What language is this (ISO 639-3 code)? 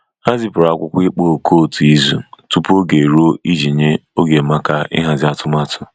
ibo